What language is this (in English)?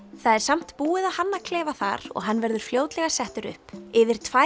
Icelandic